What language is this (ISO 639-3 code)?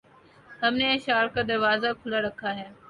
urd